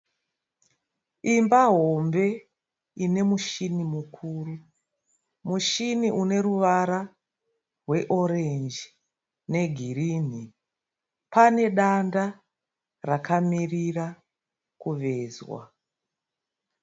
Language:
Shona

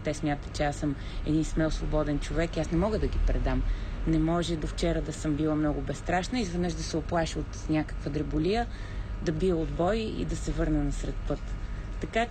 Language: Bulgarian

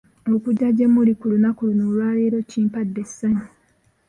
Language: Ganda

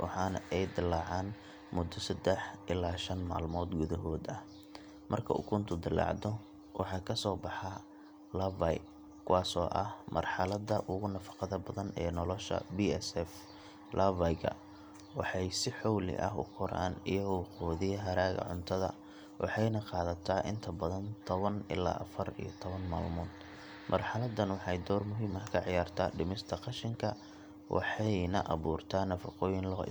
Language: Somali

